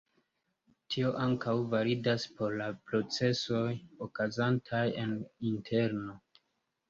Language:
Esperanto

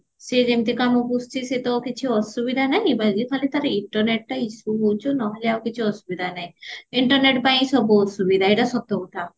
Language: Odia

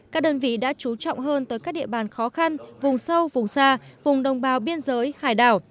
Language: Vietnamese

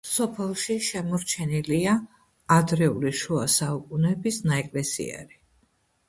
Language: Georgian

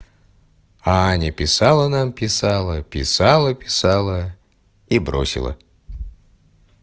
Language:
Russian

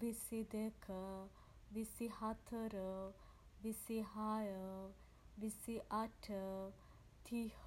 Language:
Sinhala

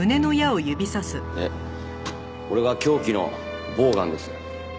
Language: Japanese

